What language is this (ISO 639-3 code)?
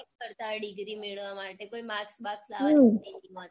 guj